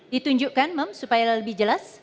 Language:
Indonesian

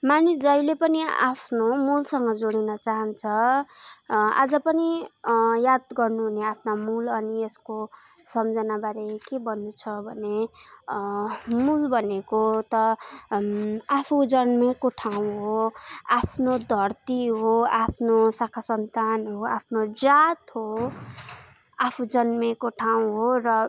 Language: Nepali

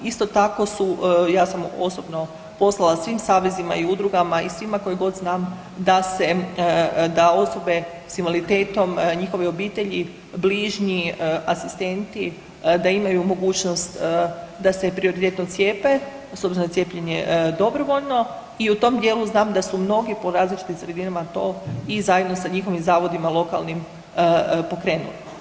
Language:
Croatian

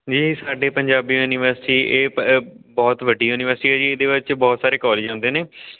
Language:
Punjabi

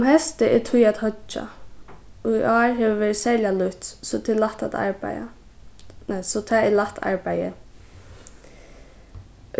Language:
Faroese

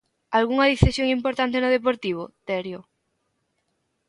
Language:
Galician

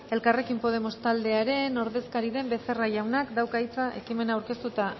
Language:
Basque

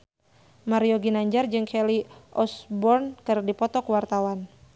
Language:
Sundanese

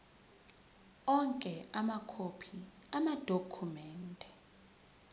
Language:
Zulu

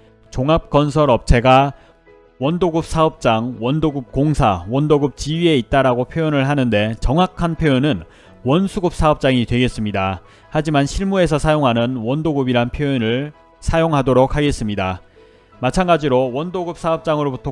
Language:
Korean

